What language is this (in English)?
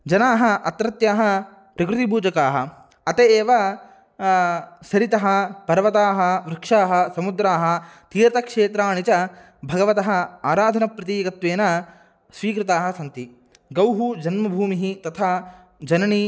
Sanskrit